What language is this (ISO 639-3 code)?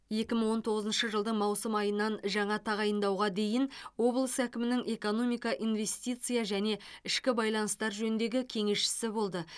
kaz